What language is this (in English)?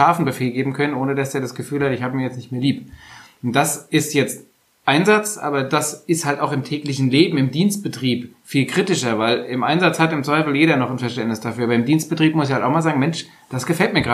German